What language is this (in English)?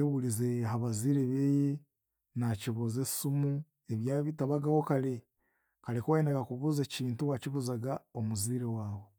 Chiga